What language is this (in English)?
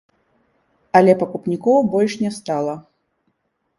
Belarusian